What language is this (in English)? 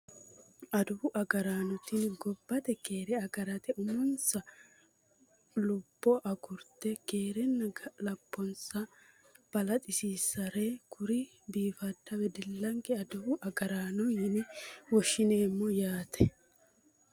Sidamo